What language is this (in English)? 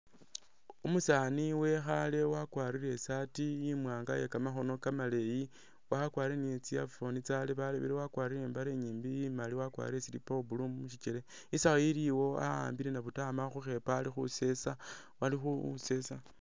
Masaaba